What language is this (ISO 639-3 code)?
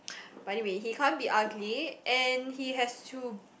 eng